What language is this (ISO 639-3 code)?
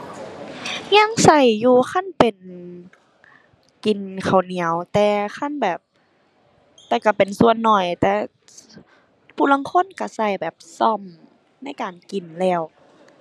tha